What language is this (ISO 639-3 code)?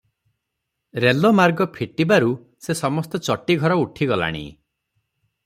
ori